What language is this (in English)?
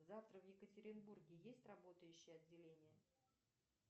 Russian